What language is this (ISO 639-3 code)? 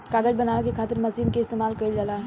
bho